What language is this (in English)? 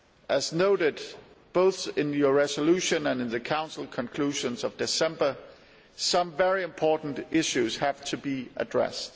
English